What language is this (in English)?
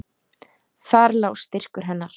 Icelandic